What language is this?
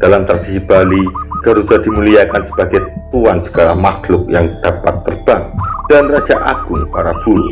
Indonesian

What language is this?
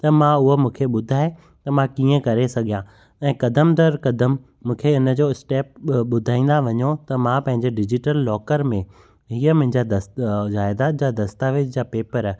Sindhi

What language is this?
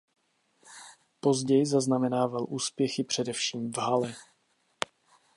Czech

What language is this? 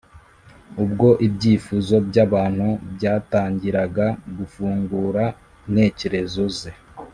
Kinyarwanda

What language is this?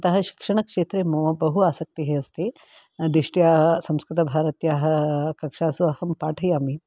Sanskrit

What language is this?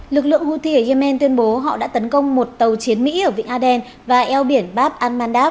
Vietnamese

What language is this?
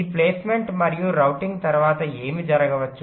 Telugu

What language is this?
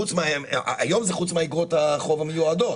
Hebrew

